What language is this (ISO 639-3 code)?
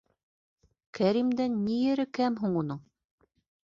bak